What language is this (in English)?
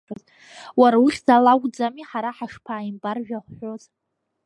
Abkhazian